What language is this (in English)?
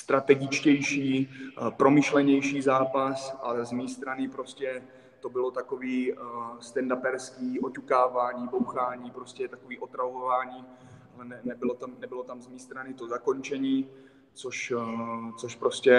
Czech